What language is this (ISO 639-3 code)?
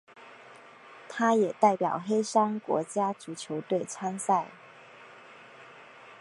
zho